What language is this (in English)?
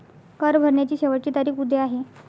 Marathi